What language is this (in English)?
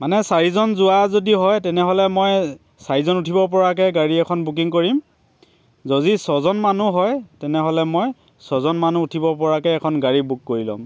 Assamese